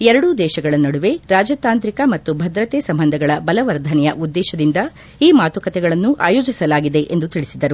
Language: Kannada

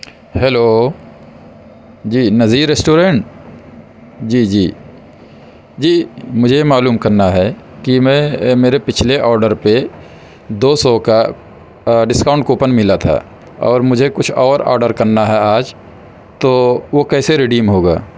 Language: Urdu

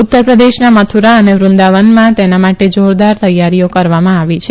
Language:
Gujarati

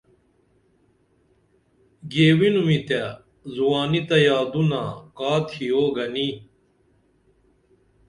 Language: Dameli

